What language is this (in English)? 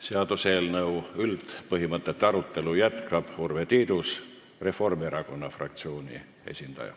Estonian